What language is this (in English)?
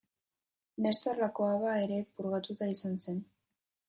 Basque